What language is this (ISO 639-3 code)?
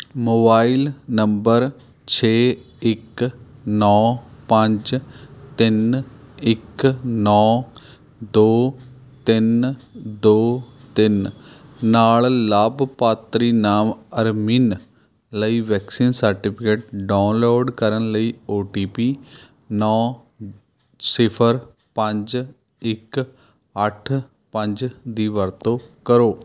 pan